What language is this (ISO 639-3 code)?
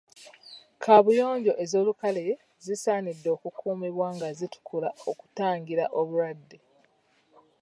lug